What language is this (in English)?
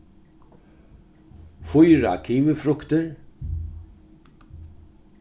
Faroese